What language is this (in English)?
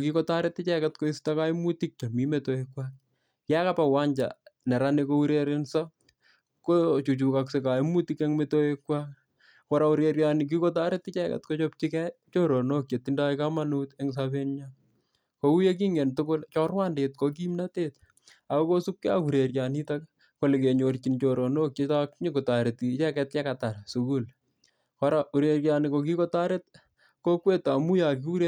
Kalenjin